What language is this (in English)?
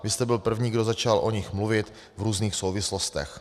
Czech